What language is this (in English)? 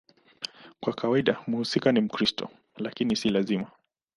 Swahili